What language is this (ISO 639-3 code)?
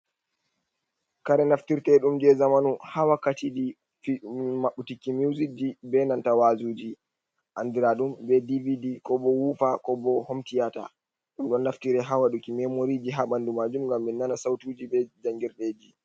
ful